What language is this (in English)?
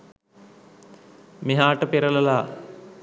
Sinhala